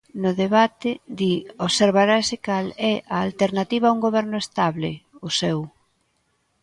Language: Galician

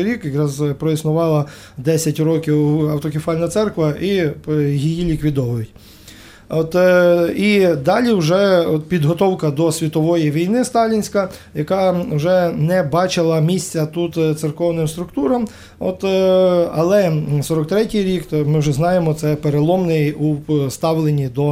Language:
Ukrainian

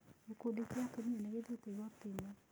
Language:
Kikuyu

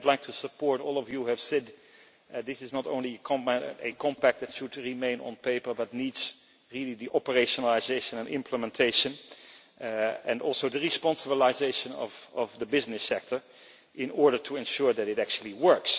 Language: English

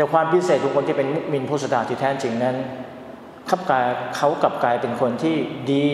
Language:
Thai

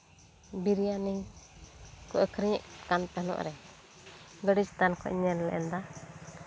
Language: Santali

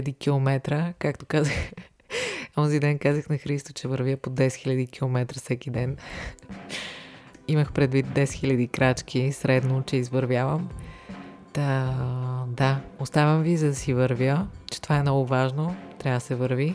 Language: Bulgarian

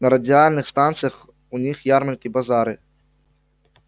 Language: Russian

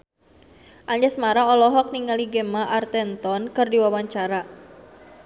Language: Sundanese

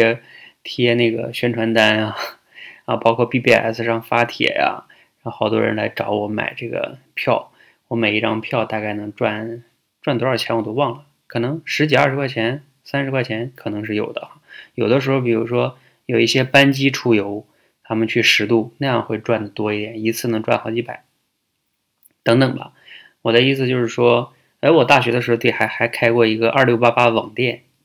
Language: Chinese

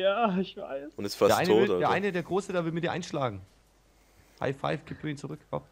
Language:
German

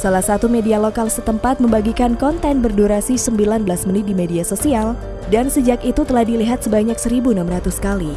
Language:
Indonesian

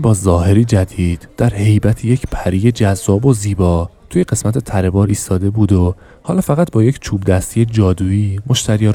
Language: Persian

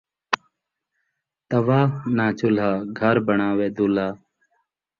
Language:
Saraiki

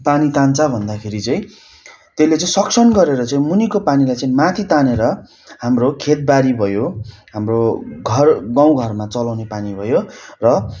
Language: Nepali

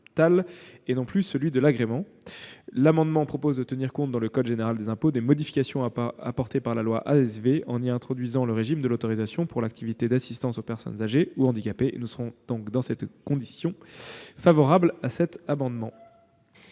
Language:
French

